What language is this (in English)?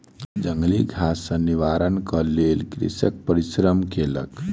Maithili